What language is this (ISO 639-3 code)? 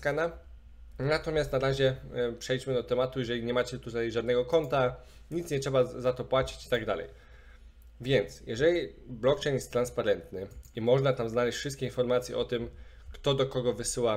pol